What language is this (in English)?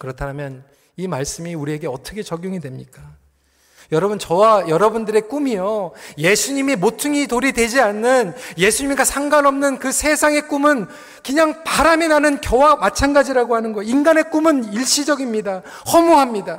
Korean